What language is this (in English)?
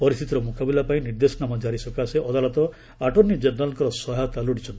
Odia